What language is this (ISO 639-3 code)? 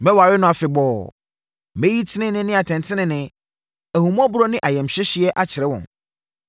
aka